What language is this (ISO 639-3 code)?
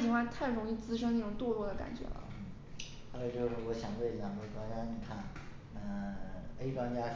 zho